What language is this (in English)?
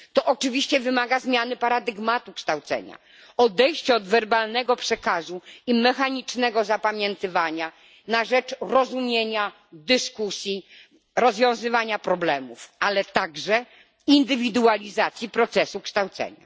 Polish